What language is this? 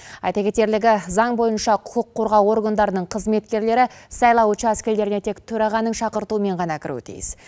Kazakh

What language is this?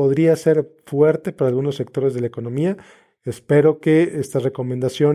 Spanish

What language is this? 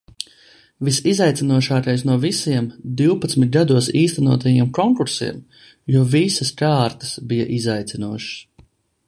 Latvian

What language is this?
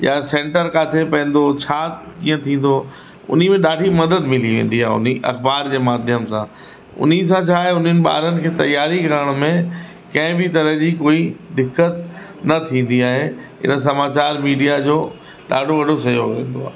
Sindhi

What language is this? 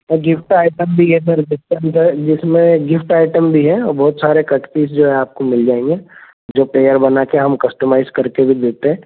Hindi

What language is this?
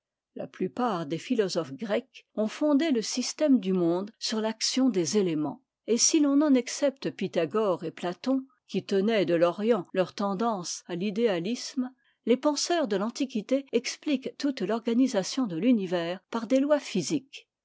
French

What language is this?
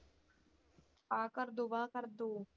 Punjabi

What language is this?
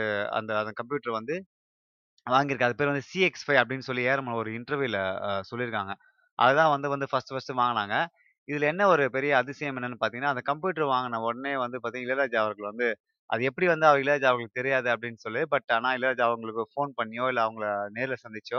Tamil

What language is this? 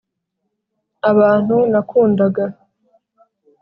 Kinyarwanda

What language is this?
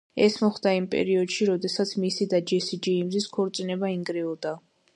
Georgian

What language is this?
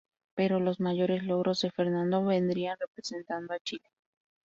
Spanish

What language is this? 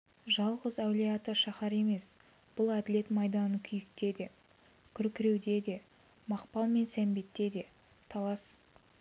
Kazakh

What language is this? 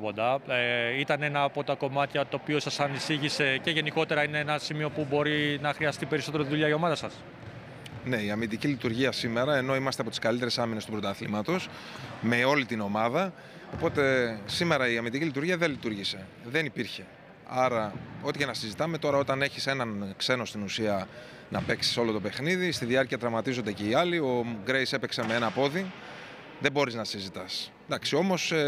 Greek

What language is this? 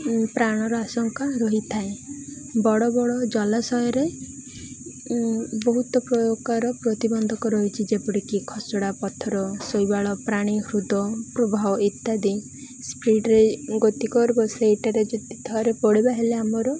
Odia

